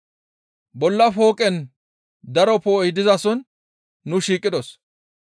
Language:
Gamo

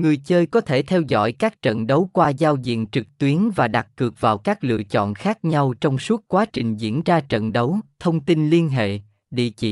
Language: Vietnamese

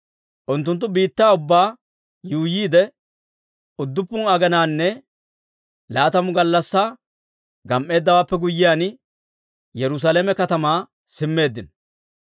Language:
Dawro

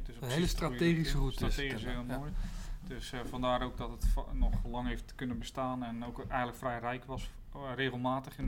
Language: Dutch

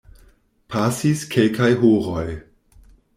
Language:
Esperanto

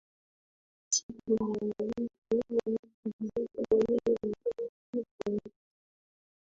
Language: Swahili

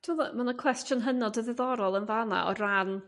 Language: Welsh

